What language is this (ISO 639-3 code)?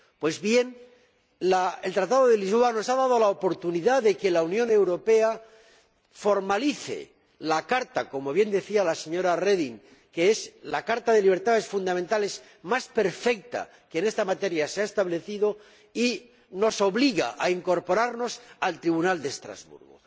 spa